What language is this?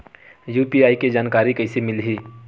Chhattisgarhi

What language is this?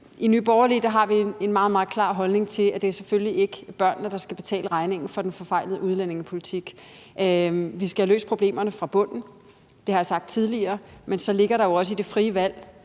Danish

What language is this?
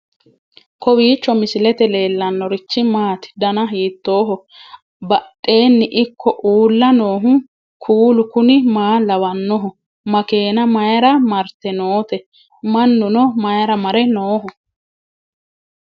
Sidamo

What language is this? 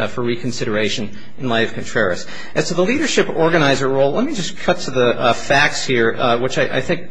English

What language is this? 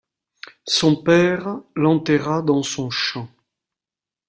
French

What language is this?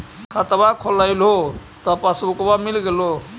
Magahi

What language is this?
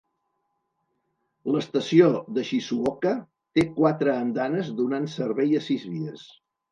Catalan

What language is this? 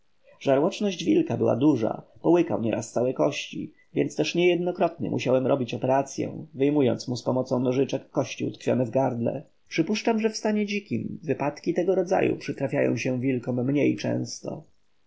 Polish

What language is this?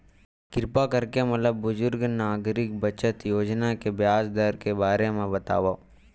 Chhattisgarhi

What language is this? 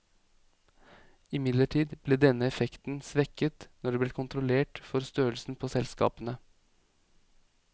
Norwegian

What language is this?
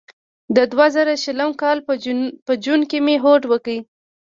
Pashto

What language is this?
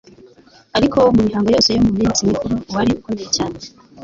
Kinyarwanda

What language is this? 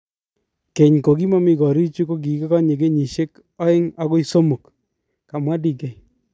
Kalenjin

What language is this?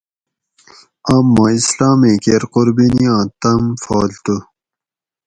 Gawri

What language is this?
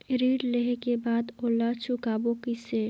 Chhattisgarhi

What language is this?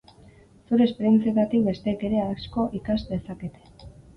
Basque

